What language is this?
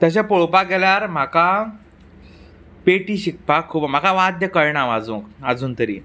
Konkani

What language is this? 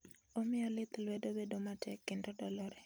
Luo (Kenya and Tanzania)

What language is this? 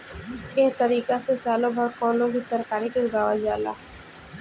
Bhojpuri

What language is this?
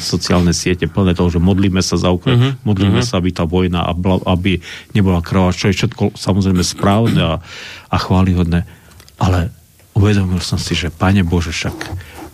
Slovak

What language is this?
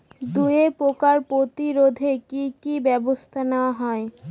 Bangla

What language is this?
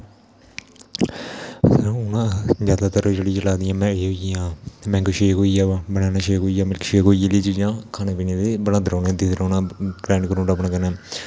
Dogri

